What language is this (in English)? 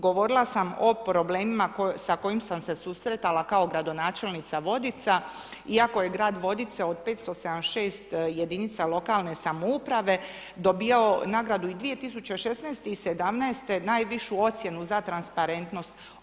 Croatian